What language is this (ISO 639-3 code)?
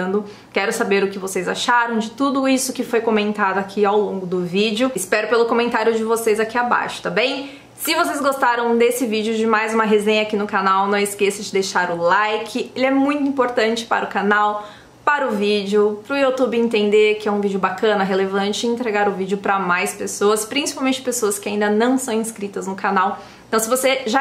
por